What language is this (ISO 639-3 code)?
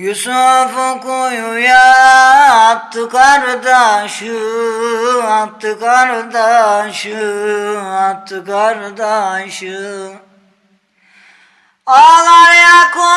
ind